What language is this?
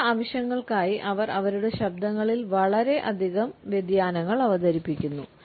Malayalam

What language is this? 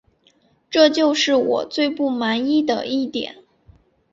Chinese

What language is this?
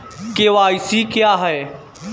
Hindi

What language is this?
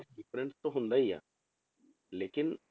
Punjabi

